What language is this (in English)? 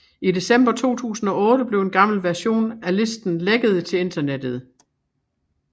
Danish